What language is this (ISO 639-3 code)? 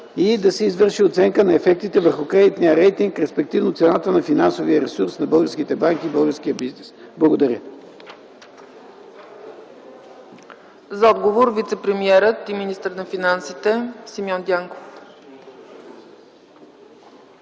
bul